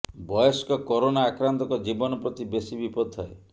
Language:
Odia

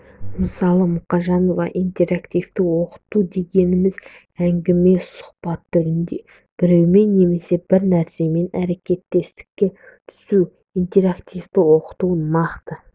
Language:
Kazakh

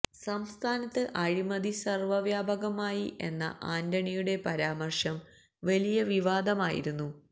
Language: Malayalam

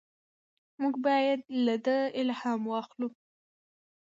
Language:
Pashto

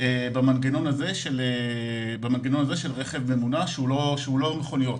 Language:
Hebrew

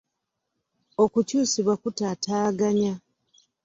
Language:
Ganda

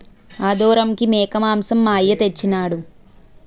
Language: Telugu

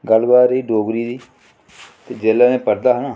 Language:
Dogri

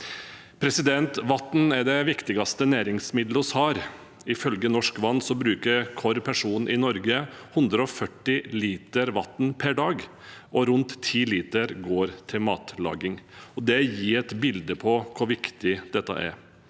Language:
Norwegian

